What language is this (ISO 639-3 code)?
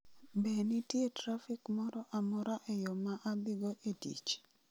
luo